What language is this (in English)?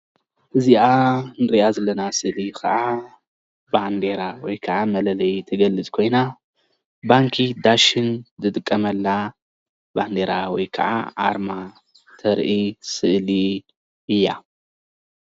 Tigrinya